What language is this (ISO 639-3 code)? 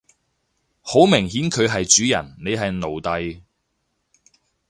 yue